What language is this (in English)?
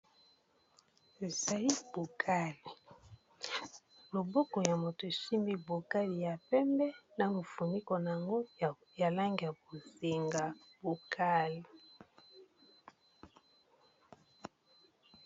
Lingala